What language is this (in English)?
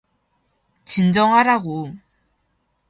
Korean